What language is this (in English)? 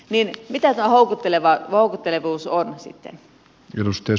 Finnish